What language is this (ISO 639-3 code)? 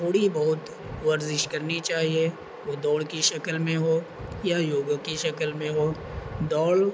urd